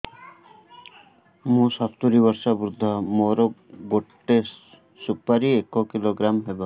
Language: Odia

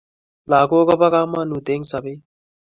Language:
Kalenjin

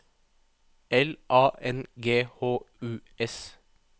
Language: Norwegian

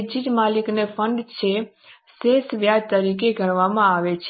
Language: Gujarati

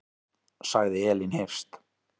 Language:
Icelandic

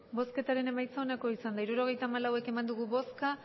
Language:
Basque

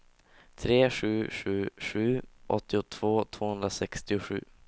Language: Swedish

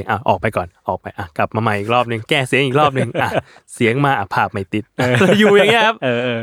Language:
Thai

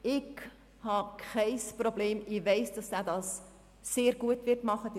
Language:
Swiss German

